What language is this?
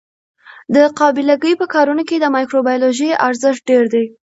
Pashto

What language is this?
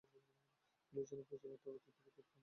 Bangla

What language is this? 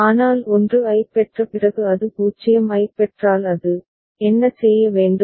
Tamil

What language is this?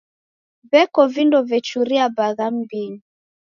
Taita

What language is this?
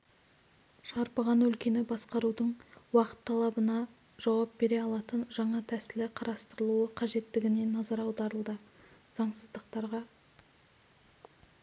Kazakh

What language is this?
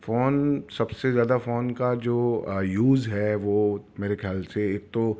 Urdu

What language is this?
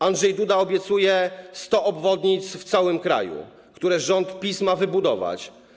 Polish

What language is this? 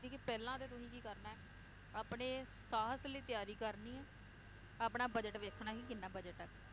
Punjabi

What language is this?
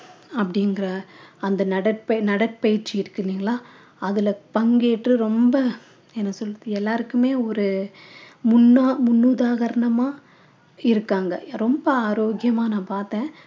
Tamil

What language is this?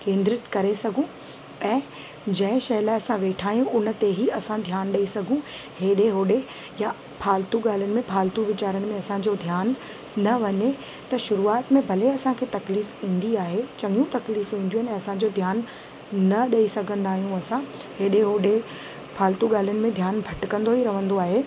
Sindhi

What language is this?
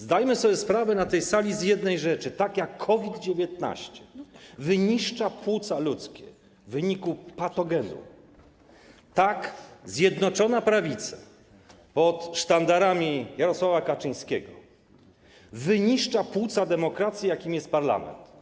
Polish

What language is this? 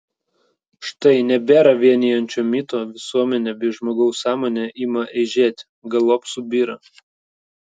Lithuanian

